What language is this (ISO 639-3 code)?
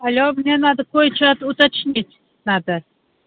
rus